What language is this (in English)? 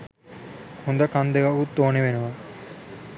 Sinhala